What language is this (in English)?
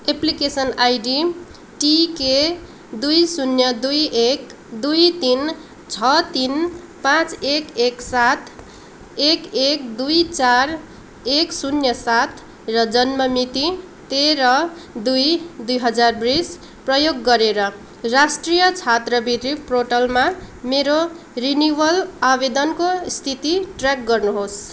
Nepali